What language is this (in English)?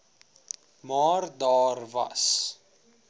Afrikaans